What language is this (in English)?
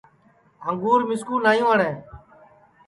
Sansi